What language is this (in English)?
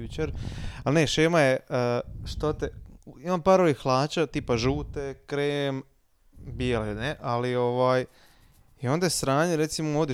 Croatian